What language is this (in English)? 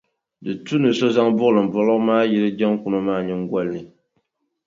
Dagbani